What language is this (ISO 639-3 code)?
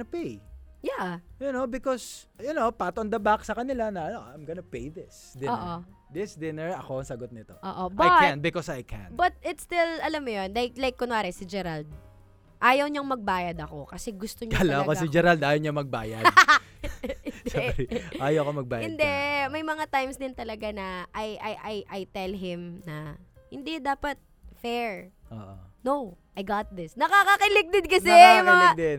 fil